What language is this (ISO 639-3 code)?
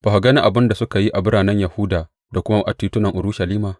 hau